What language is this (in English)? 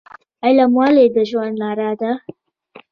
Pashto